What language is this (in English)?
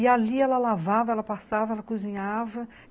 Portuguese